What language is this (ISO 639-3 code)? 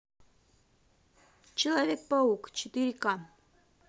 rus